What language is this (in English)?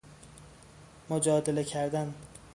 Persian